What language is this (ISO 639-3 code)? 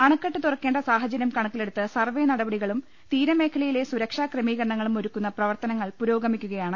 mal